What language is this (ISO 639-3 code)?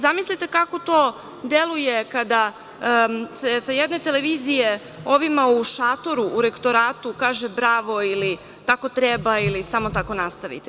srp